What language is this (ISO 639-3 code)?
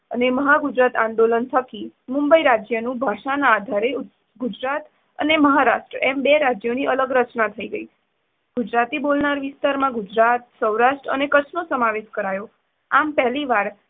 guj